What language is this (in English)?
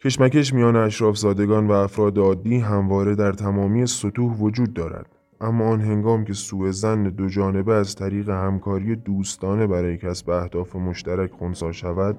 Persian